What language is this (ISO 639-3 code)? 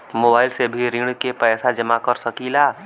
bho